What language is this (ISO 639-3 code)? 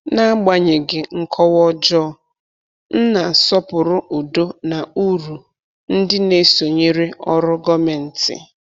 ibo